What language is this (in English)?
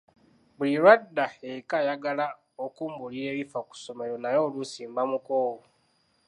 Ganda